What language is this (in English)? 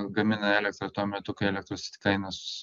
Lithuanian